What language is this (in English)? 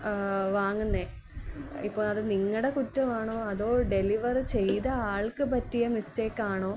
Malayalam